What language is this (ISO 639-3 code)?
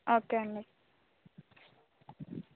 tel